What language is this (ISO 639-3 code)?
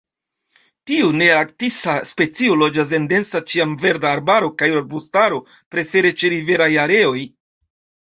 epo